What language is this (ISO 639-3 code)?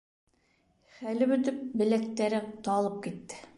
bak